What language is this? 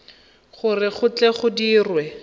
Tswana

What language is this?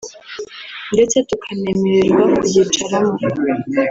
Kinyarwanda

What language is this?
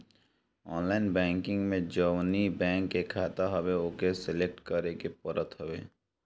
Bhojpuri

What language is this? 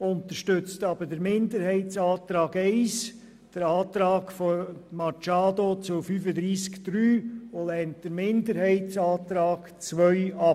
Swiss German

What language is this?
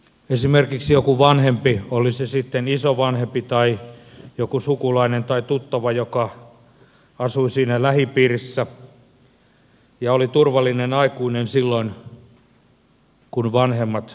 Finnish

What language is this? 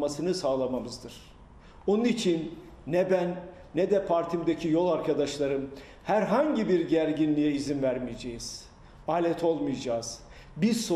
Turkish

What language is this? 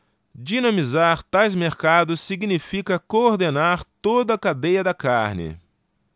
Portuguese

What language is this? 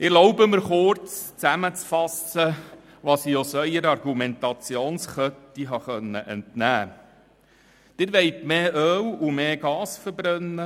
Swiss German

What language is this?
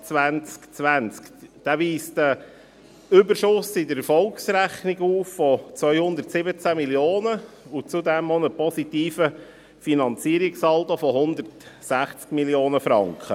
Swiss German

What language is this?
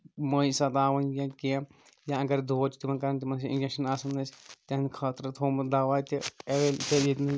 Kashmiri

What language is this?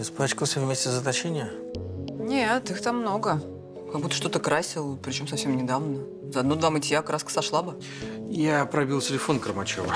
Russian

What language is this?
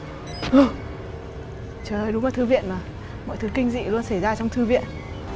Vietnamese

